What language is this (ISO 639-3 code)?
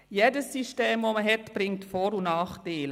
gsw